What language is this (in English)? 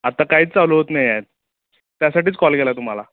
Marathi